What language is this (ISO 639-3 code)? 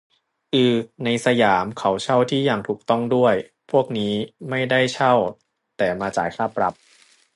tha